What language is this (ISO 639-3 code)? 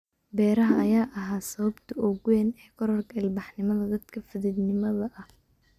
som